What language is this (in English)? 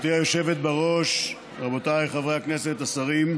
Hebrew